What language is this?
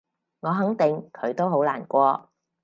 Cantonese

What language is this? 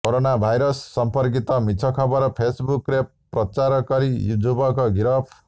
Odia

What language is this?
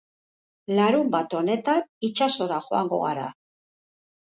Basque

